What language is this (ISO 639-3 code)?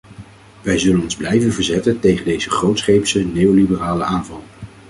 nld